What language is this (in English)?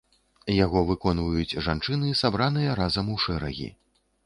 Belarusian